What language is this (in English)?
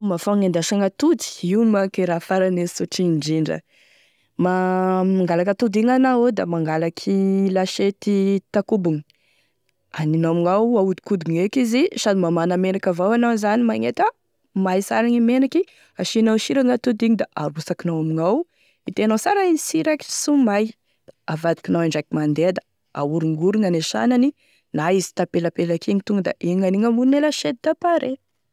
Tesaka Malagasy